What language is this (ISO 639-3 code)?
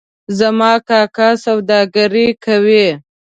pus